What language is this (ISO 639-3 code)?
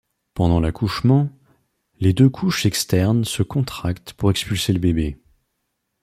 fra